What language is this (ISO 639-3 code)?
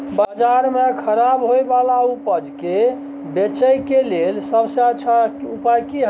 mai